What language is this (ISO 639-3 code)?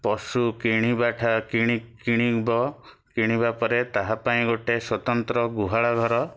ori